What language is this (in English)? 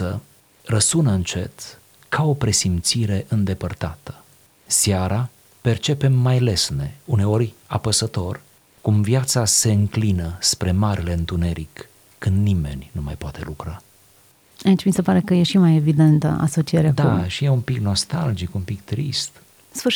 Romanian